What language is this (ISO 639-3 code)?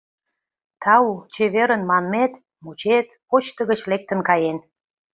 chm